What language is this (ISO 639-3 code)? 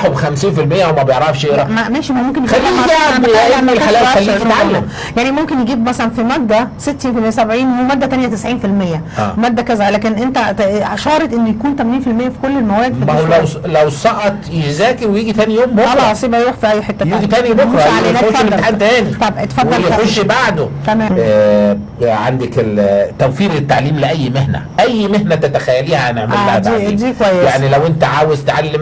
ara